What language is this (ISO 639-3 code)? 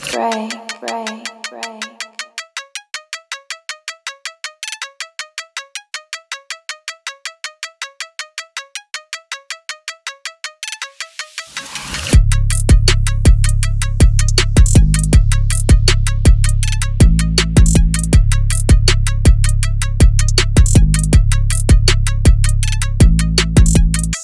eng